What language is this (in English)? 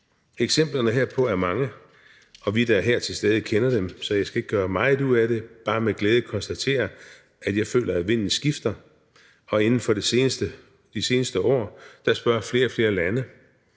Danish